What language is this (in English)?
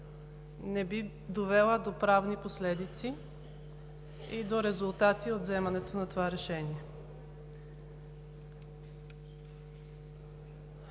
Bulgarian